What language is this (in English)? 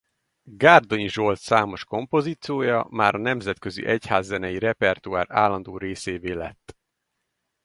Hungarian